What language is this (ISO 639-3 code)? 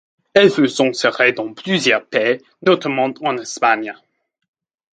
fra